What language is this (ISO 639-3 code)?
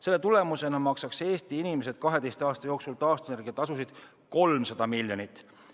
est